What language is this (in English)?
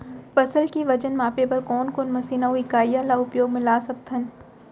Chhattisgarhi